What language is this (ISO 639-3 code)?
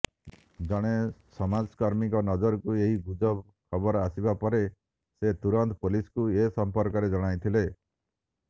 ori